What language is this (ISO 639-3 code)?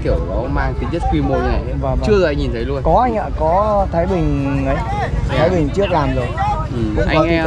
vie